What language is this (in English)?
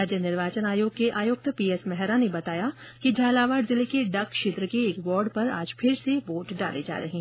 Hindi